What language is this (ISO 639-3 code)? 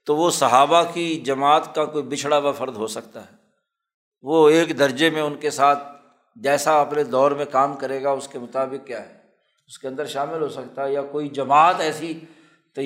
urd